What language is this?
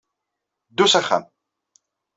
Kabyle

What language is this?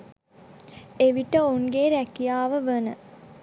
Sinhala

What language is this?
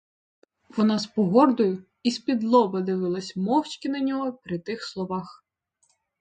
Ukrainian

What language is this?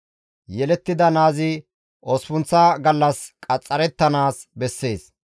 Gamo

